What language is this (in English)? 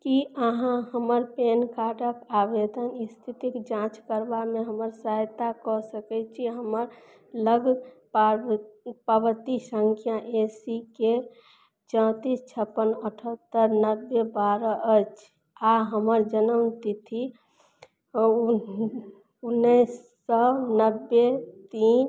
Maithili